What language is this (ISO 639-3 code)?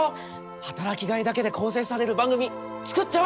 jpn